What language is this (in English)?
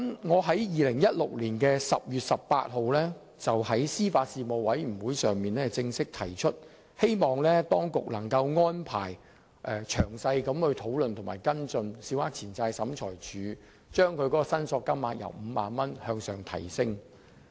Cantonese